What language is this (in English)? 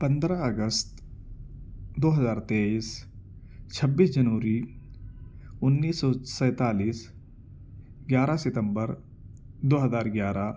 Urdu